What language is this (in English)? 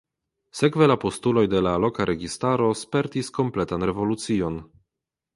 Esperanto